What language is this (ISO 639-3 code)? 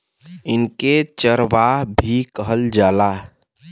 bho